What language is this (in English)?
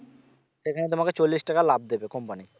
Bangla